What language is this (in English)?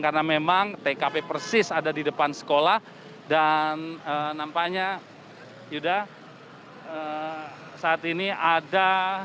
Indonesian